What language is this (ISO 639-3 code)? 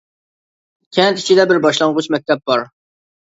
uig